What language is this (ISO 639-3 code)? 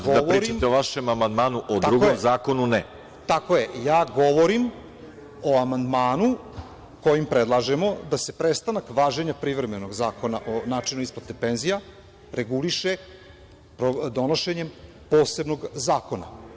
srp